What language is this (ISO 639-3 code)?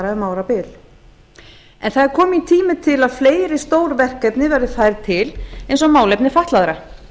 isl